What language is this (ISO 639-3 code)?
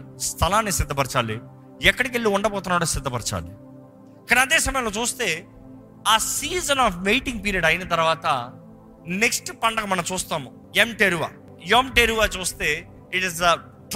tel